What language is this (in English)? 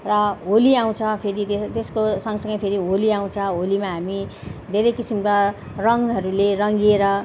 Nepali